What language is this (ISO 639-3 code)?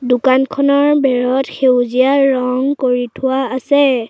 asm